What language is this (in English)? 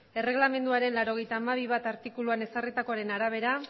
Basque